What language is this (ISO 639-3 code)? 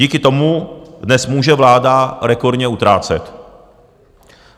ces